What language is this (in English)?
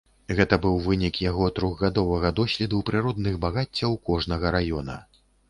Belarusian